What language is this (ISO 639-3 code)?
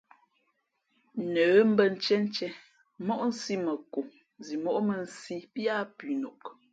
fmp